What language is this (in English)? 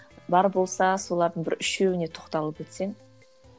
Kazakh